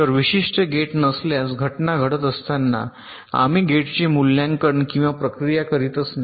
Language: Marathi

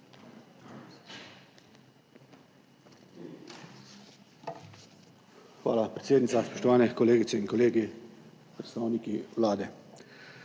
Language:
Slovenian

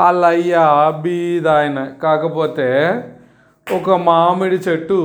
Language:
Telugu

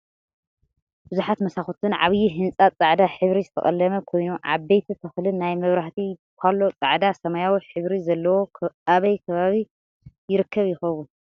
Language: Tigrinya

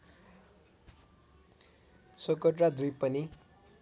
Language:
Nepali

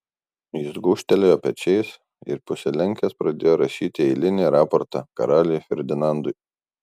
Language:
Lithuanian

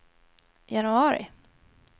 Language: Swedish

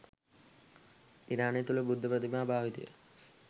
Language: Sinhala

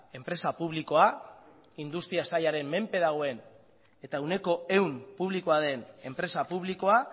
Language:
Basque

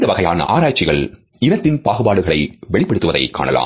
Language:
Tamil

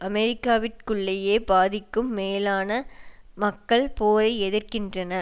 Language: Tamil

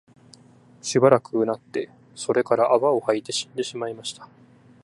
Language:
Japanese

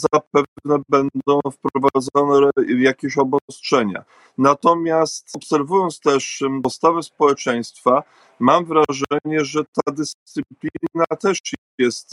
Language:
Polish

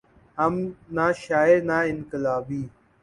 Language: Urdu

